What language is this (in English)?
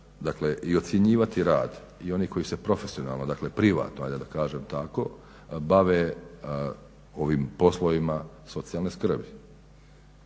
Croatian